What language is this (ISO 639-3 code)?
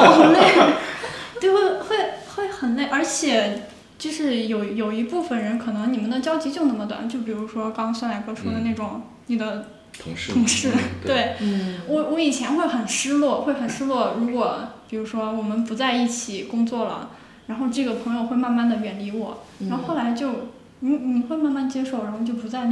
zho